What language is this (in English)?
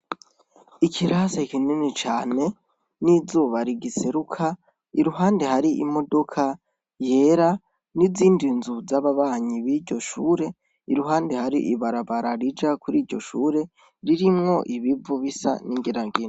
Rundi